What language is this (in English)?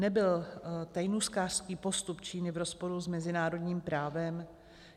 Czech